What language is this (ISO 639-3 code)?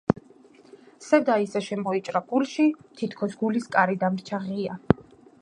kat